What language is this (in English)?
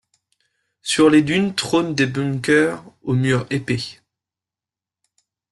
French